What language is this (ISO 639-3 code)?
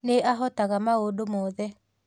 kik